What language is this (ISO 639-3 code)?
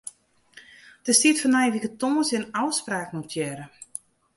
fry